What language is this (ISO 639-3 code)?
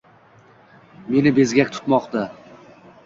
uzb